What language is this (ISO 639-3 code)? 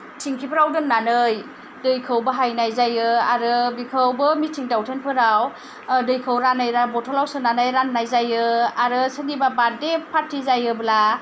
brx